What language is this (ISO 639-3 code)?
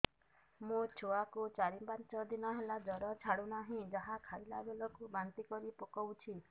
ori